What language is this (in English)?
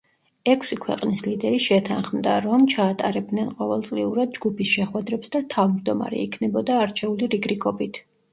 Georgian